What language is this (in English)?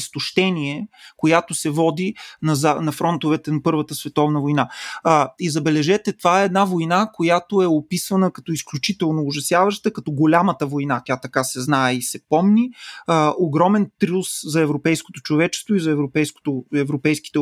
Bulgarian